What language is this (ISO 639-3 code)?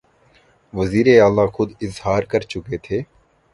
urd